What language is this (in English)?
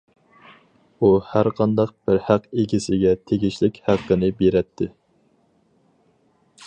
Uyghur